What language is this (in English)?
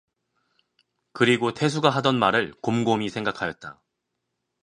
Korean